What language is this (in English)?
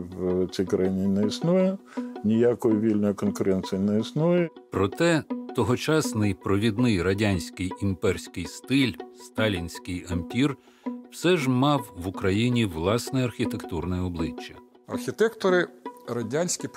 Ukrainian